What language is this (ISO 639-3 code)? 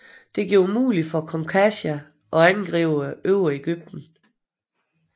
dan